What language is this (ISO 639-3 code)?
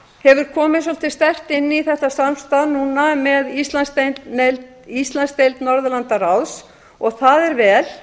isl